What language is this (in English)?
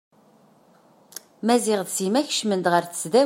Kabyle